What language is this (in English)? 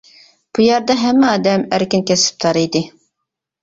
Uyghur